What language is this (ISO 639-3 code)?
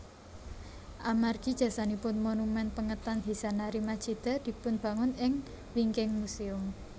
jav